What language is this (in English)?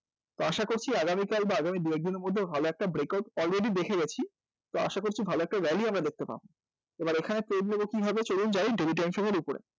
Bangla